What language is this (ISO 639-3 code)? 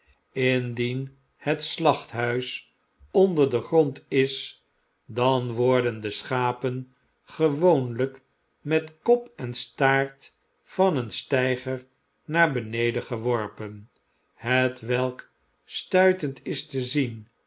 nld